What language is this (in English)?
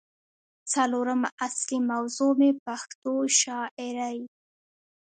Pashto